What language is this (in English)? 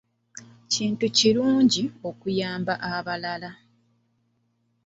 Ganda